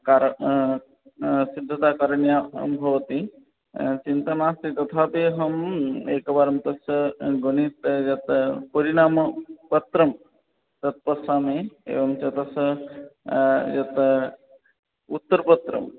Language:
Sanskrit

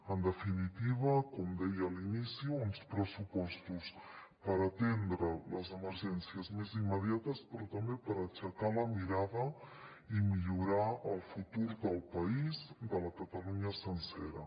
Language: Catalan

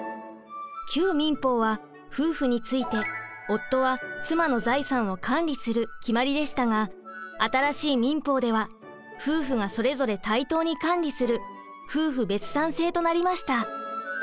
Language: Japanese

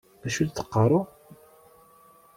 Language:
Kabyle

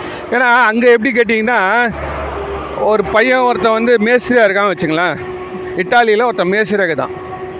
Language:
Tamil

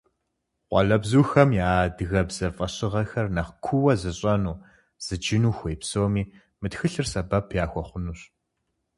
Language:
Kabardian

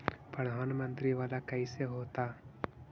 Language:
Magahi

